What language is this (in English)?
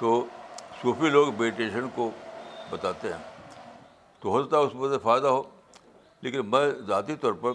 Urdu